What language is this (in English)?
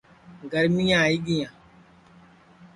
Sansi